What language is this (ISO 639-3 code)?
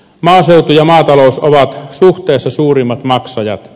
fin